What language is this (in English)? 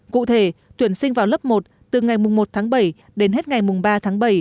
Vietnamese